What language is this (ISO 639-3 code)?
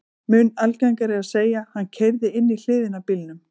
isl